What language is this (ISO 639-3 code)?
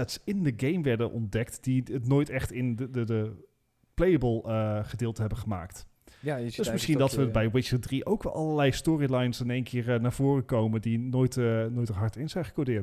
nld